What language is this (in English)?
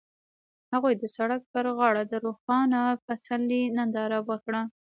Pashto